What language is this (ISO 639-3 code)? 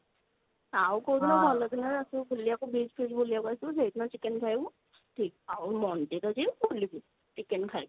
ori